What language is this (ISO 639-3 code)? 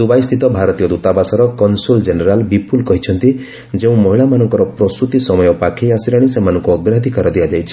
ori